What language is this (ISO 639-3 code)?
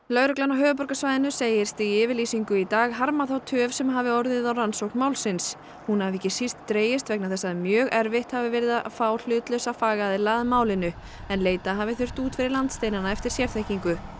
isl